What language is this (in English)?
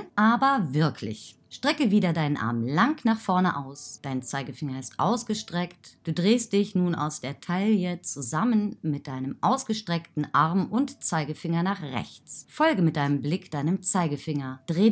German